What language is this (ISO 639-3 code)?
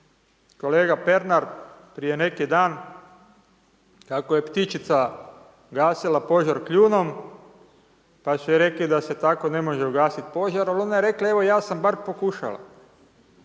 hrv